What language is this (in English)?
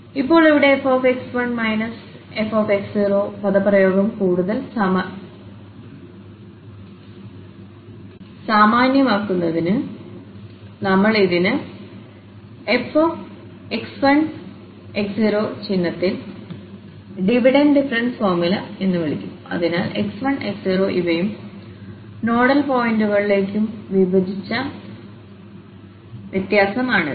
Malayalam